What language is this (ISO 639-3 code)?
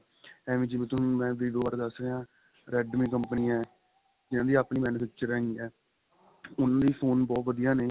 pan